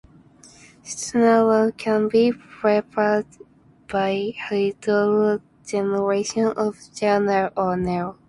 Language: English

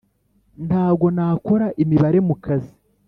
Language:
Kinyarwanda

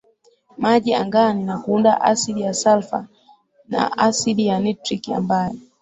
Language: Swahili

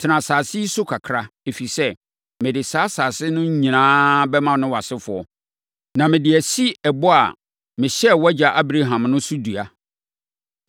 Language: Akan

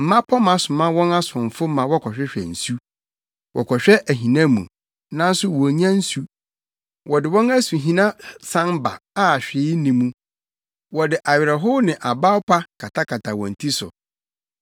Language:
Akan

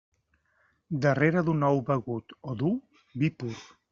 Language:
Catalan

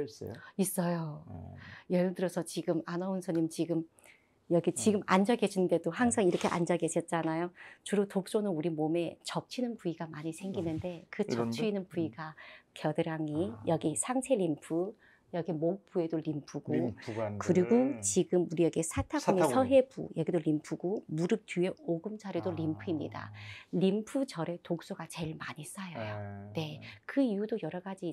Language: Korean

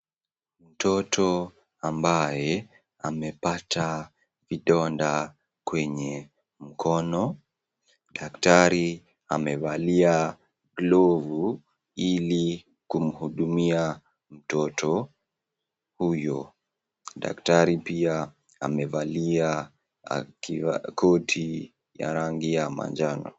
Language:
Swahili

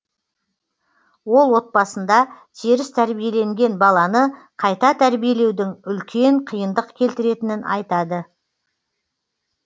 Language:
Kazakh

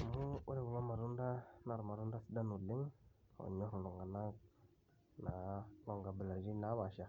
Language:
Masai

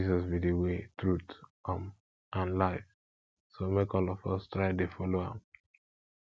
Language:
Nigerian Pidgin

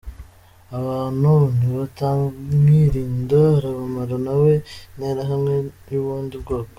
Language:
Kinyarwanda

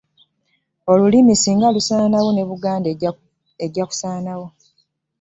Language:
Ganda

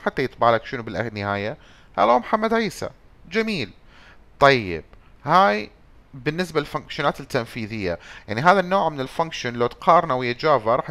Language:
Arabic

